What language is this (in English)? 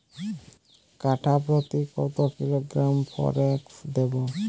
Bangla